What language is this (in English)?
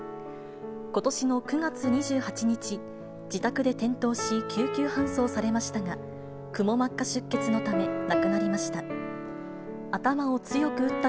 Japanese